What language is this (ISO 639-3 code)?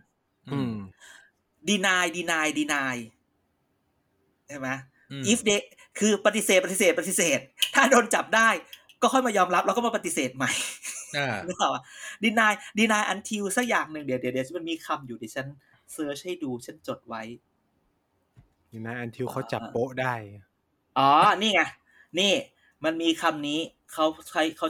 tha